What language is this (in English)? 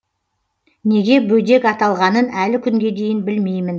Kazakh